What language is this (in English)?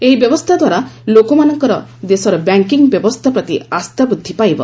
Odia